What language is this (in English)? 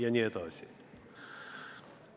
Estonian